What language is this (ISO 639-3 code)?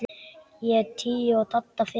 isl